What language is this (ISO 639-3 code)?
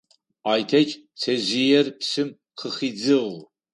ady